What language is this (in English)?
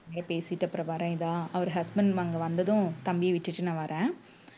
Tamil